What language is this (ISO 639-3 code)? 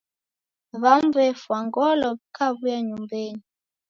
dav